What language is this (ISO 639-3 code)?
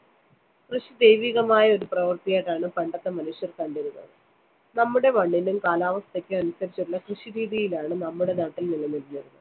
mal